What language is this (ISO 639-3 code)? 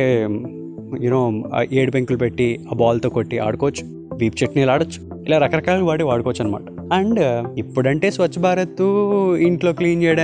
tel